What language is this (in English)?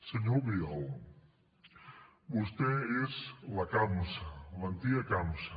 Catalan